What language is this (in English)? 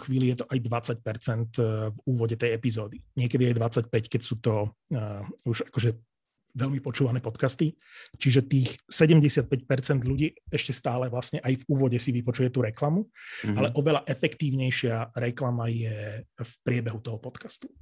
Slovak